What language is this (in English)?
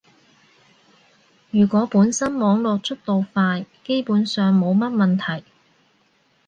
Cantonese